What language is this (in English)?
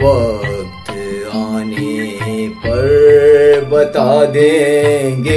Romanian